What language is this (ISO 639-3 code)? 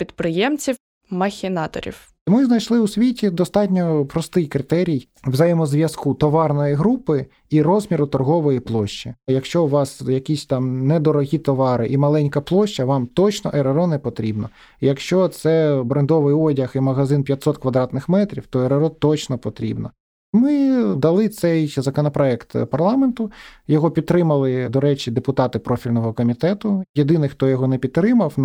ukr